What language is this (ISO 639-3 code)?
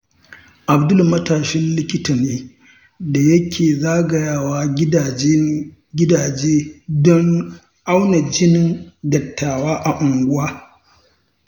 hau